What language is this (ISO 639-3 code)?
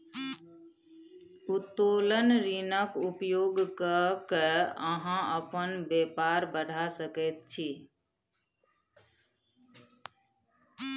mai